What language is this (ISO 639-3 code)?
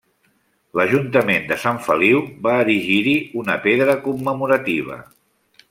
cat